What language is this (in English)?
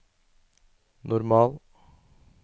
Norwegian